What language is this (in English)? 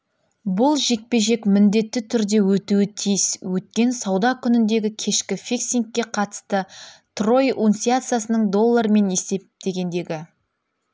Kazakh